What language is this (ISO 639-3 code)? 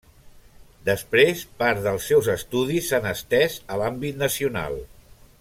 cat